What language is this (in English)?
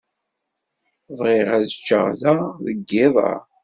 Kabyle